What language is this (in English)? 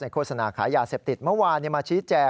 Thai